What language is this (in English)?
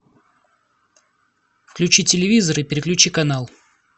Russian